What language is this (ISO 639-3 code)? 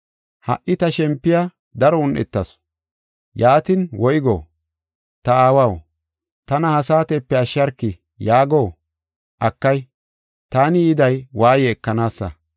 gof